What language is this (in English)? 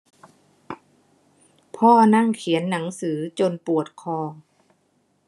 Thai